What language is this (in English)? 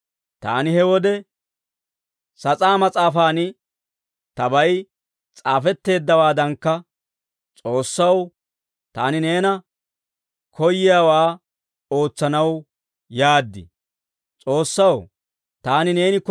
Dawro